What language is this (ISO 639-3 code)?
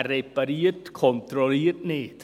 gsw